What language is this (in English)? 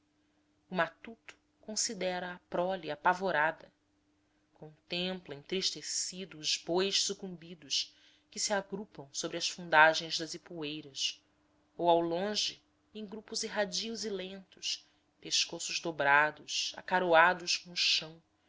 Portuguese